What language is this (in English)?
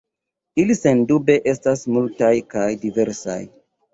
Esperanto